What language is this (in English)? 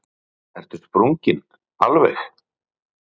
Icelandic